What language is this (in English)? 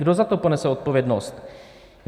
Czech